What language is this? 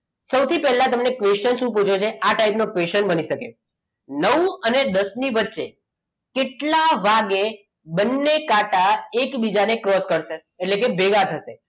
Gujarati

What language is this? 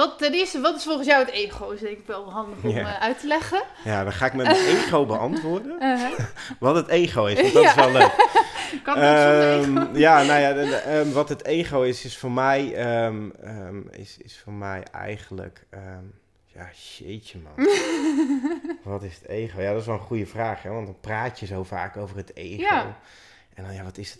Dutch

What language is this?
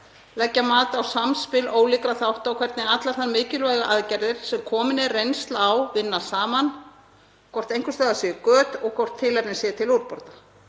Icelandic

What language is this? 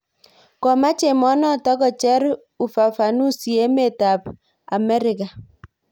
Kalenjin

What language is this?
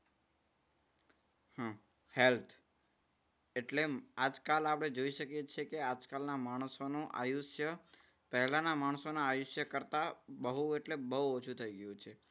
Gujarati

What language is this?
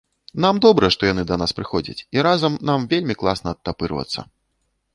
Belarusian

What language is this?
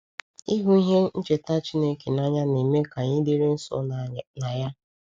Igbo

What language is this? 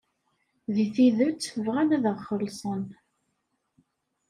Kabyle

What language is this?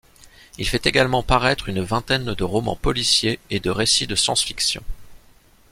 French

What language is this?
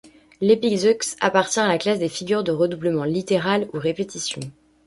French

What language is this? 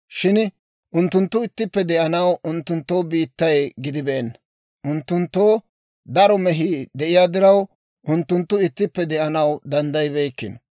Dawro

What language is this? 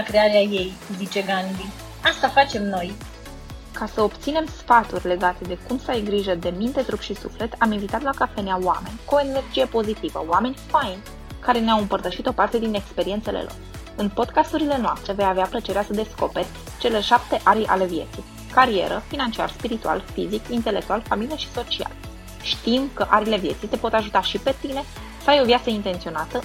Romanian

